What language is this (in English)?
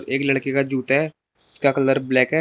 Hindi